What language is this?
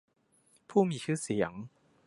Thai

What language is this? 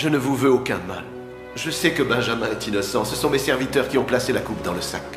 French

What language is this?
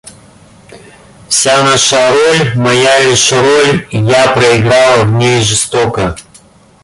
Russian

